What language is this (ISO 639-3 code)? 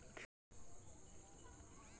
mai